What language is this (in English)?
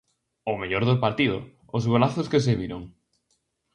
Galician